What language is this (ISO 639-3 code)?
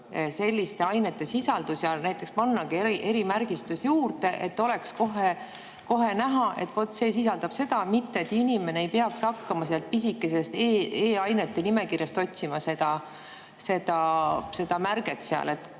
est